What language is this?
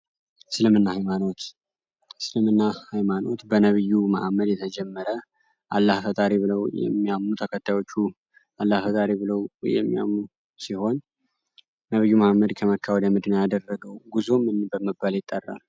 Amharic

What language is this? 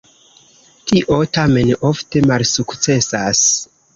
Esperanto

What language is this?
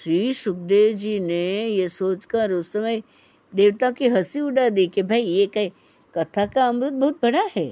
Hindi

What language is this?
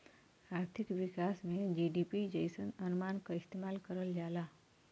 Bhojpuri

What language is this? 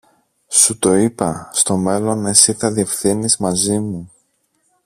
Greek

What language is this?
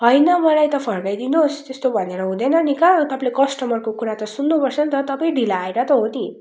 Nepali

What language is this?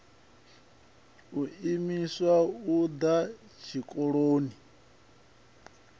Venda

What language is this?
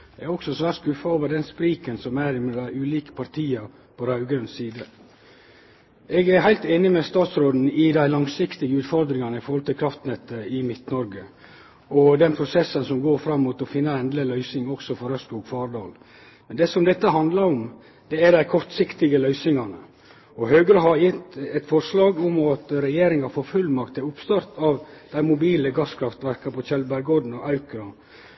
Norwegian Nynorsk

